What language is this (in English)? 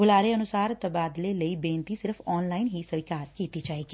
Punjabi